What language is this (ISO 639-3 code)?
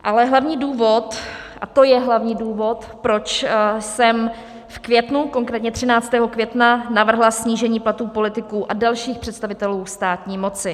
ces